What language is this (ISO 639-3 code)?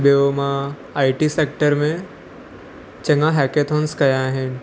snd